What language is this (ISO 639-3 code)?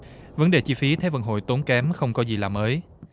vie